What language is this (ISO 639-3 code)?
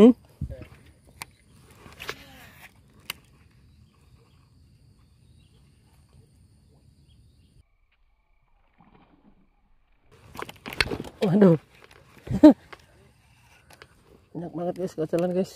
ind